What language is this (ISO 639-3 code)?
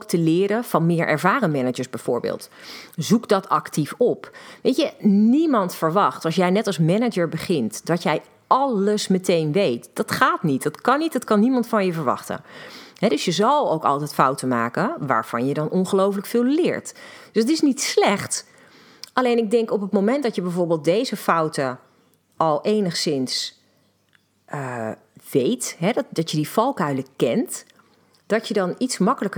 nld